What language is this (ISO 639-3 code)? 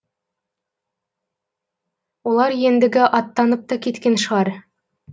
kaz